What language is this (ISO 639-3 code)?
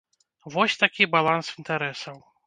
bel